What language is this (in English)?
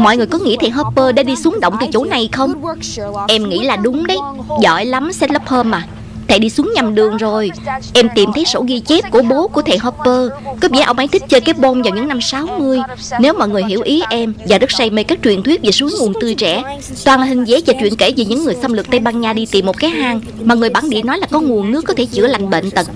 Vietnamese